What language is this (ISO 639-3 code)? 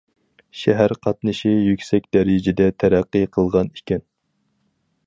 uig